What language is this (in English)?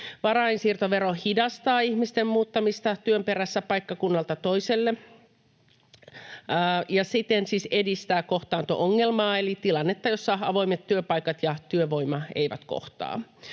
Finnish